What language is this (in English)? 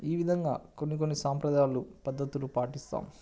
Telugu